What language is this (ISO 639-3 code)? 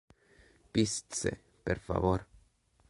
ina